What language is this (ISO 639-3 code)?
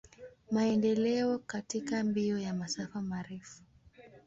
swa